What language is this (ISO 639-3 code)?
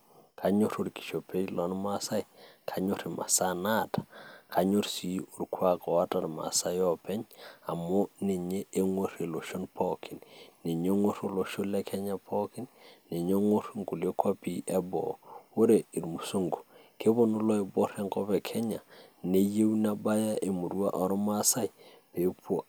mas